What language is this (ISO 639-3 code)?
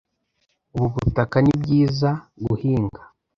kin